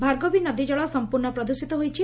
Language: Odia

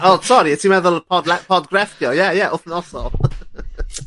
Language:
Welsh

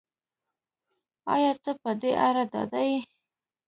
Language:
Pashto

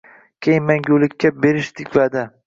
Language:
Uzbek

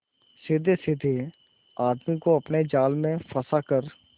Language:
Hindi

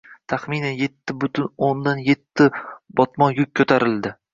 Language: Uzbek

